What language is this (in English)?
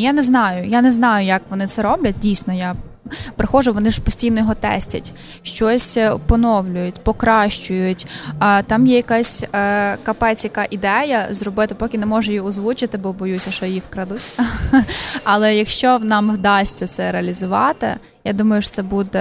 Ukrainian